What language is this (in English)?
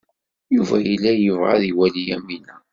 Kabyle